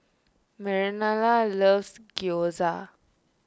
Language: English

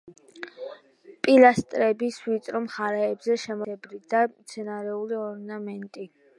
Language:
Georgian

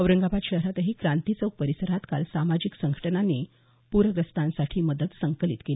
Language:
Marathi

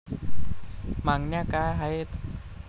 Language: Marathi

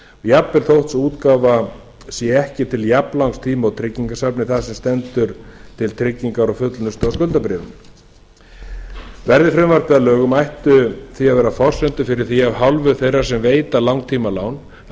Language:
Icelandic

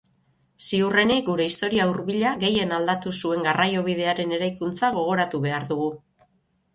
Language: Basque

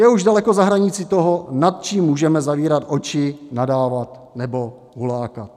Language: Czech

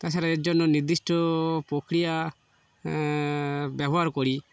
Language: Bangla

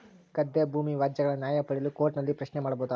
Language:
Kannada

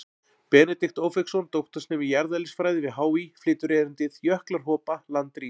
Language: Icelandic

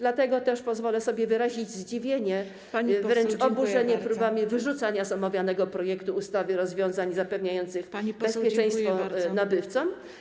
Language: Polish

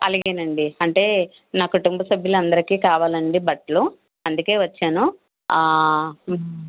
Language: Telugu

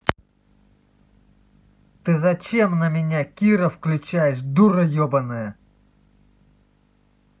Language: Russian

